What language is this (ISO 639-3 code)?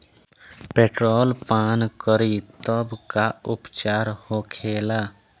bho